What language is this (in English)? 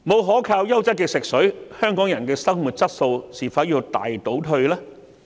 Cantonese